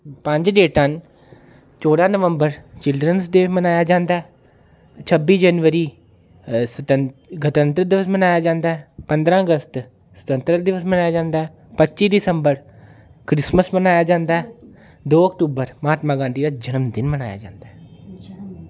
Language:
Dogri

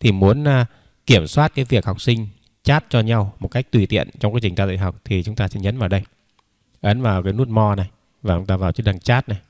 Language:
Vietnamese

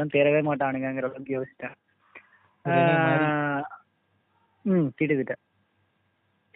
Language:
Tamil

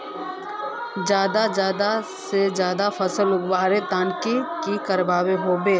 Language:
Magahi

